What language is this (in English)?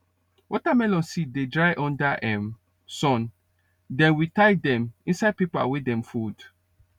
Nigerian Pidgin